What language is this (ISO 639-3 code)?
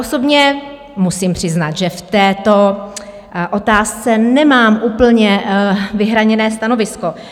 ces